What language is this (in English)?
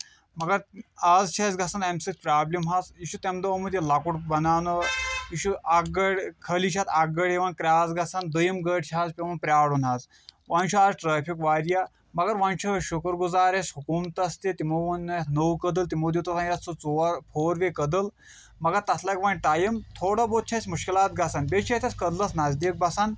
Kashmiri